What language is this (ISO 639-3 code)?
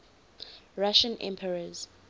eng